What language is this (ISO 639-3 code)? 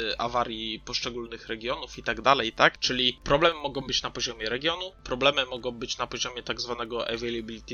pol